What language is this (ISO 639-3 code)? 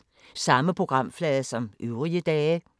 dan